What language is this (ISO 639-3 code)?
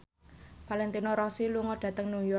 jav